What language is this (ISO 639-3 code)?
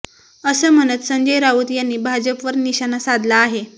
mar